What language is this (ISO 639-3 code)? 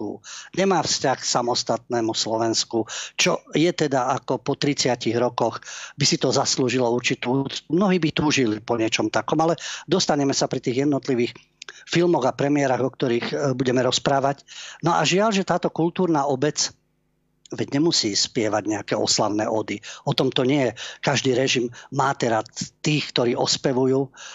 slk